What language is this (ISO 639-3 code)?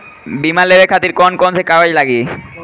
bho